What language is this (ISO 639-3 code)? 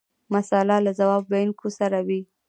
pus